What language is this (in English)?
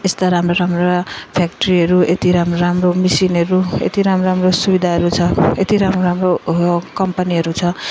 Nepali